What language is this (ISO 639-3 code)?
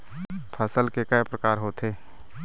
hne